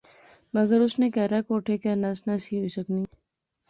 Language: Pahari-Potwari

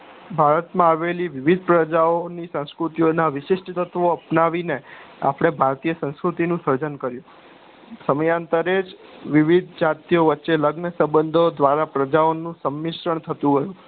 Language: Gujarati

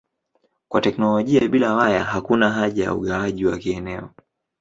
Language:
Swahili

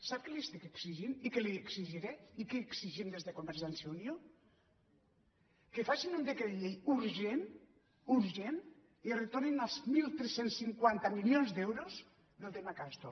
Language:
Catalan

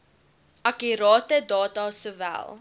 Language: Afrikaans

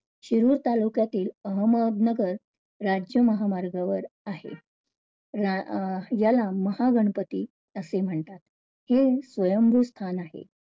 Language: Marathi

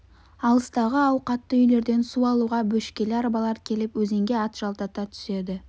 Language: Kazakh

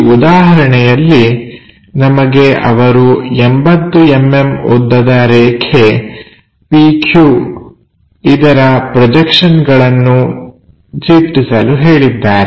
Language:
Kannada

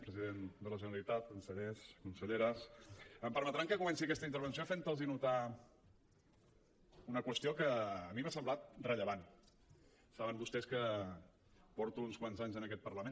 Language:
Catalan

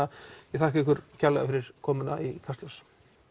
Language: Icelandic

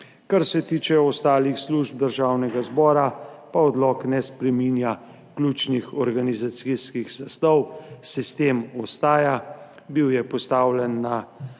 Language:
Slovenian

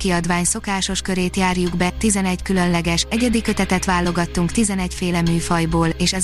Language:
Hungarian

